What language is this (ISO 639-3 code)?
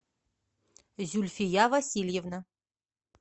rus